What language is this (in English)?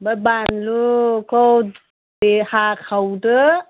Bodo